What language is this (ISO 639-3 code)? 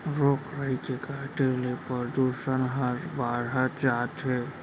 hne